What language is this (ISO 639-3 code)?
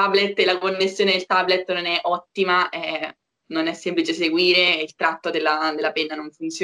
ita